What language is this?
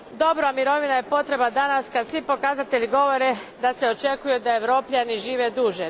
Croatian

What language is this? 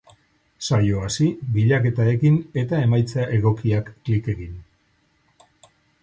Basque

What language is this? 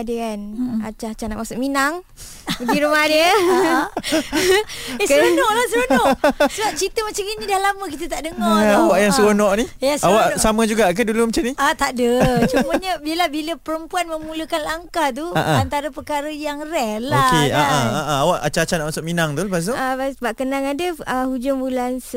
Malay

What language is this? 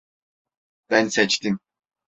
Turkish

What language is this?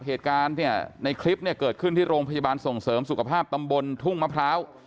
Thai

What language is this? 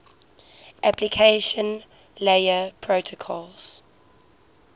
English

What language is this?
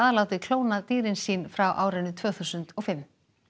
Icelandic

